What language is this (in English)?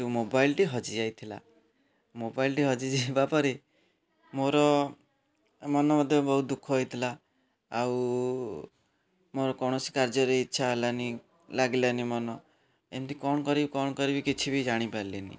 Odia